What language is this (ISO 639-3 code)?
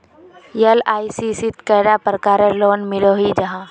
mag